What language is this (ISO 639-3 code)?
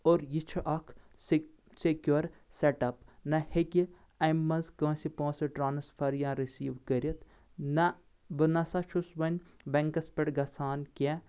kas